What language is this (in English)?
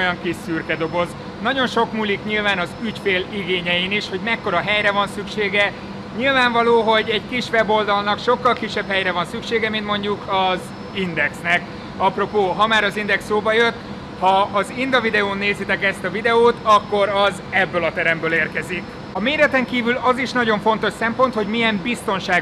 Hungarian